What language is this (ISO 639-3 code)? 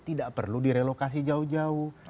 ind